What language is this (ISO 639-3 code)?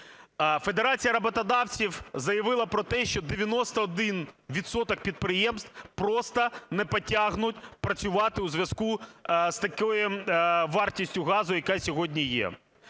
ukr